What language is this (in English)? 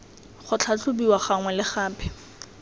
Tswana